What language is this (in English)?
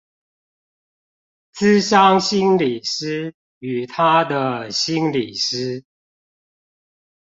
Chinese